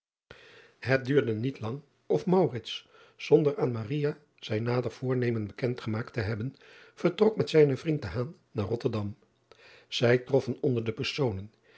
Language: Dutch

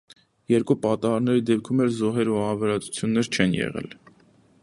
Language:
Armenian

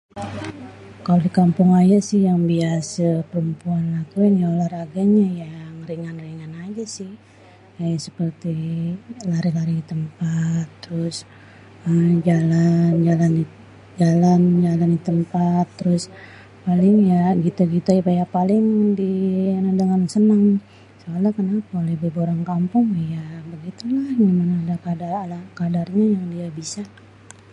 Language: Betawi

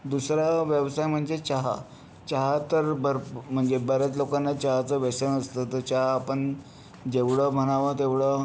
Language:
Marathi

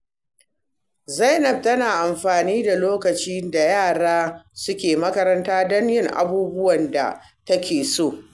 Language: Hausa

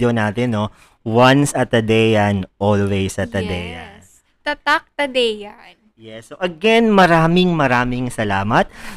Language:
Filipino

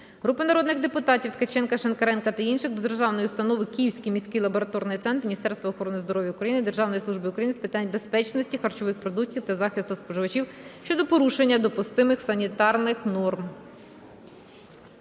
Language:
Ukrainian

